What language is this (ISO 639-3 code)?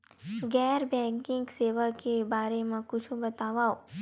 hne